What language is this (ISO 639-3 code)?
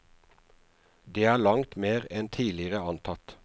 nor